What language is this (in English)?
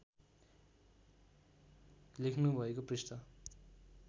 Nepali